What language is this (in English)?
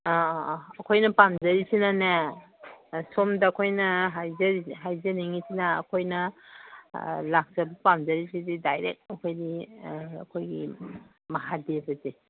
Manipuri